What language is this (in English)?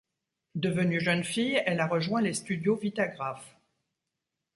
French